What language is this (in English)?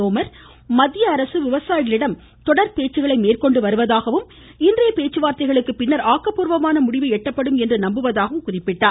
Tamil